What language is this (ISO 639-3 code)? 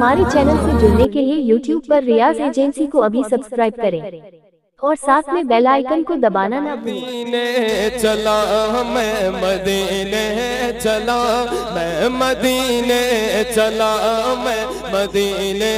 hin